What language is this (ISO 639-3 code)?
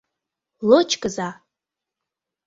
chm